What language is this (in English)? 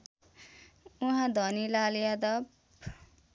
Nepali